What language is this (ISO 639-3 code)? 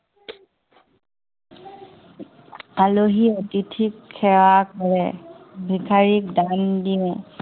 asm